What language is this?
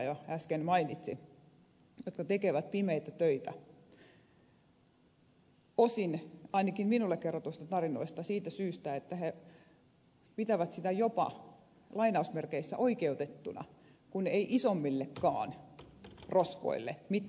Finnish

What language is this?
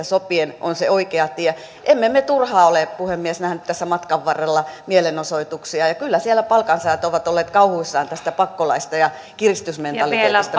Finnish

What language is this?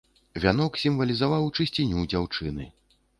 Belarusian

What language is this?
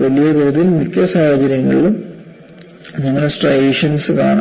Malayalam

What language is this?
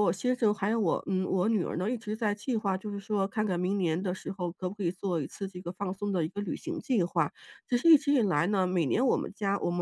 Chinese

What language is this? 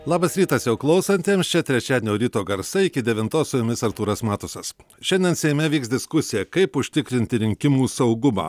Lithuanian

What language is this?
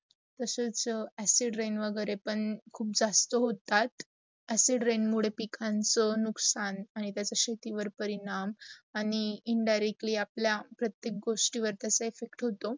Marathi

